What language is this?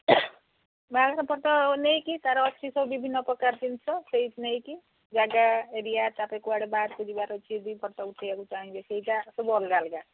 Odia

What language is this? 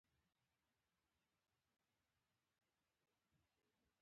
Pashto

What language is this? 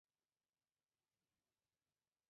Chinese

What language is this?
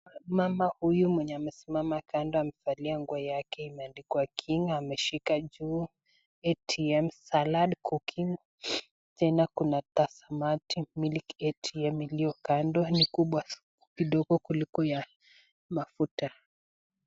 Swahili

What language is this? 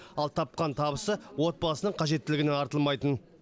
Kazakh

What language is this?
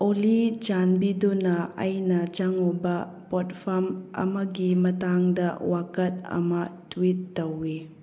Manipuri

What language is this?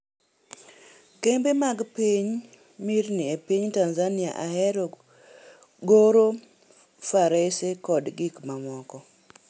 Luo (Kenya and Tanzania)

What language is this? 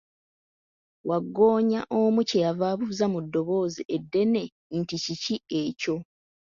Ganda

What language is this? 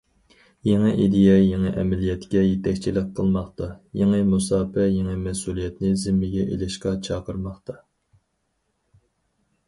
Uyghur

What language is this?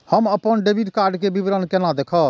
Maithili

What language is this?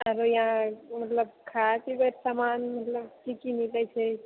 Maithili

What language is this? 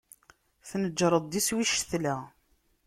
Kabyle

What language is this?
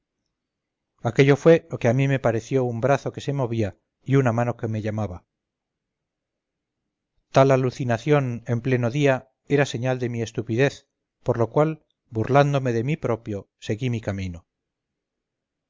Spanish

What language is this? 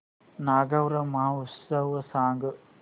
Marathi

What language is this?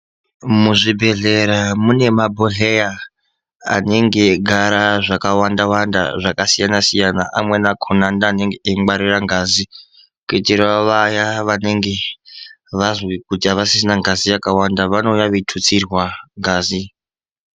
Ndau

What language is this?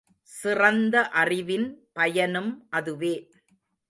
Tamil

